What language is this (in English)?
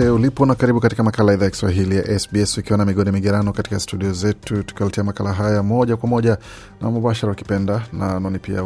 Swahili